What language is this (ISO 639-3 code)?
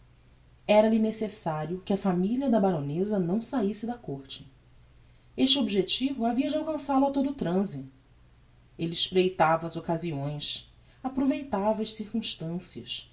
por